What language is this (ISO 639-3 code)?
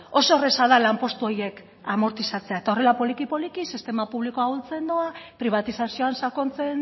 eus